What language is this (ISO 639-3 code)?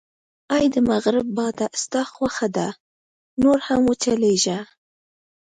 pus